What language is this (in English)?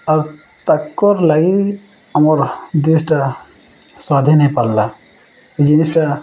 Odia